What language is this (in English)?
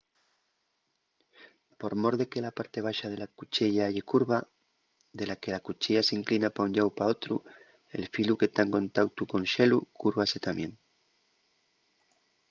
Asturian